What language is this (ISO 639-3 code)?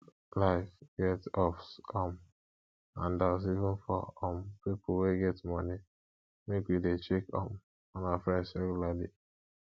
pcm